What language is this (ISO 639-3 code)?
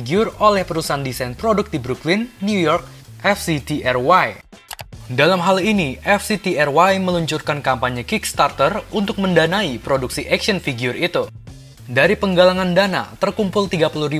ind